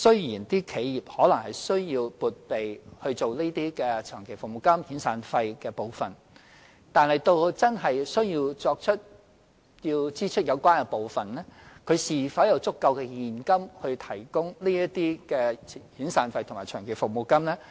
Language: Cantonese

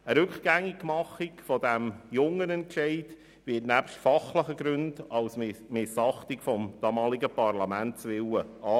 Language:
Swiss German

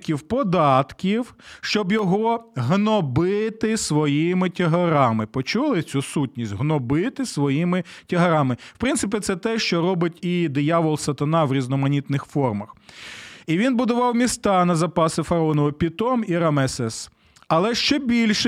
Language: Ukrainian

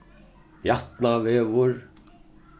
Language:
Faroese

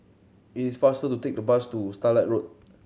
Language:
English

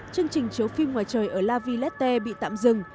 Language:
Vietnamese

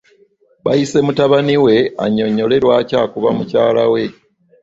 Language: Ganda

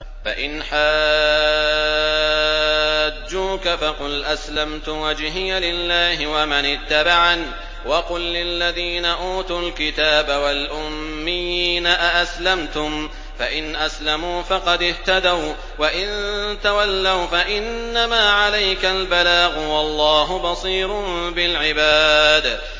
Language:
Arabic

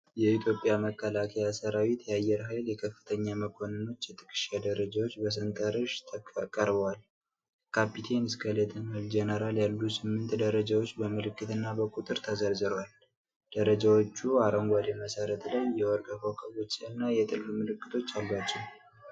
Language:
Amharic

